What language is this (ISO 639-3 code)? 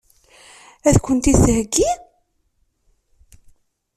kab